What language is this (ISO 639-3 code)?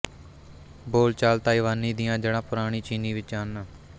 pan